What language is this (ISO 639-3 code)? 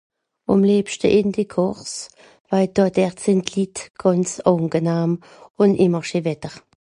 gsw